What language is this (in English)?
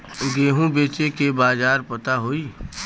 Bhojpuri